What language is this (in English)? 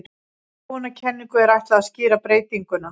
Icelandic